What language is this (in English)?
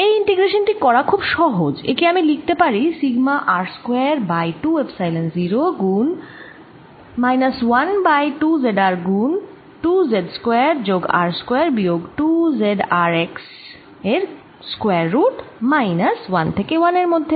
Bangla